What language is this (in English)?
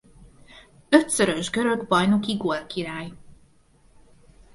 Hungarian